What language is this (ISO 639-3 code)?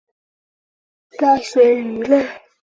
zho